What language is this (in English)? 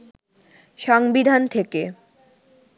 Bangla